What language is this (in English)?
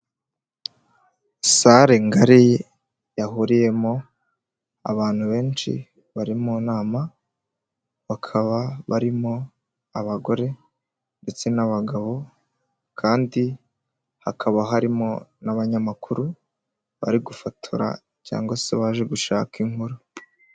Kinyarwanda